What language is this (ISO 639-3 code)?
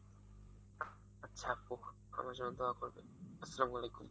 ben